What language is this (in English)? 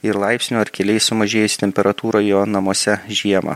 Lithuanian